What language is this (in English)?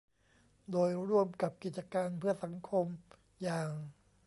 Thai